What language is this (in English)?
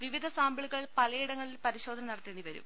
Malayalam